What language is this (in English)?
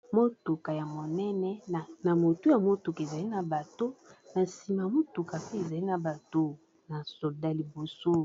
Lingala